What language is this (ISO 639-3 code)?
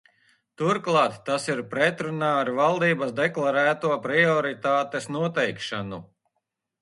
lav